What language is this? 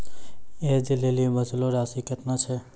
Maithili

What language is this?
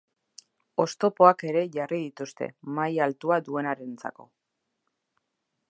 Basque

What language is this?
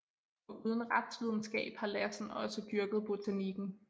Danish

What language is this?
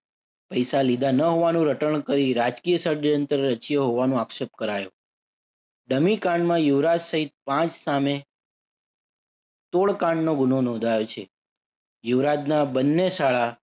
Gujarati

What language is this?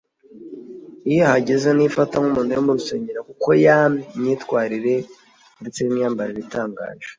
Kinyarwanda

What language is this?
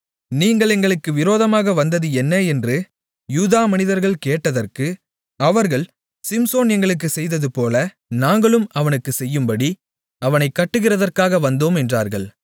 Tamil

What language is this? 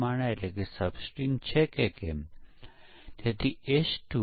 Gujarati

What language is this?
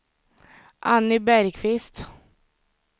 Swedish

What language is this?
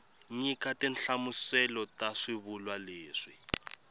Tsonga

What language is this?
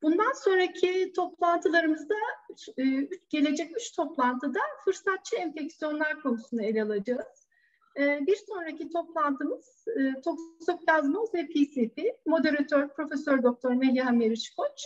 Turkish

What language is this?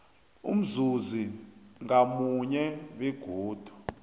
South Ndebele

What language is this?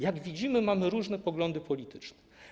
Polish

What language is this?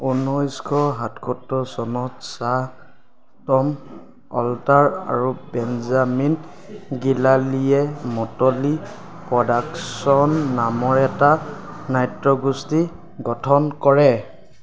Assamese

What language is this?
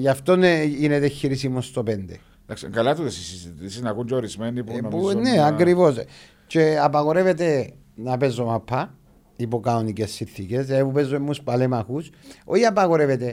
Greek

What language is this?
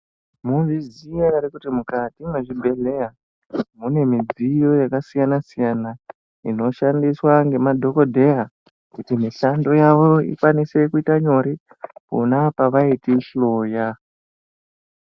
Ndau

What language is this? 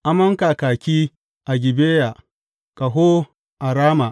Hausa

